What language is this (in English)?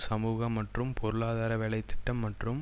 Tamil